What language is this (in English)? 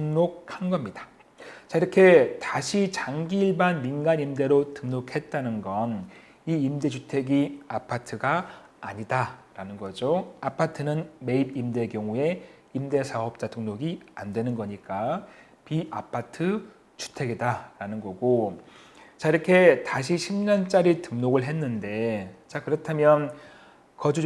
Korean